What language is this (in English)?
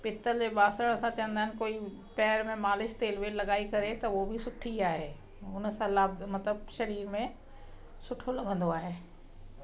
Sindhi